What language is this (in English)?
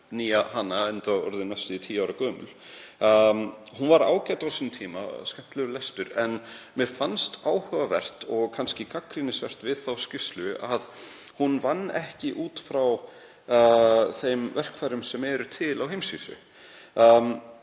Icelandic